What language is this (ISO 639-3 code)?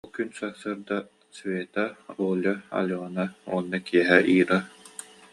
sah